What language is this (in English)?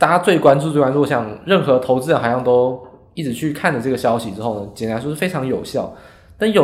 Chinese